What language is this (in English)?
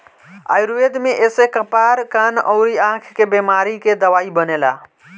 Bhojpuri